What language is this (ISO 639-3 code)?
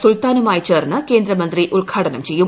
mal